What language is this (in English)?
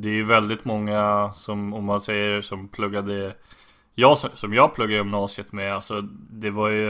Swedish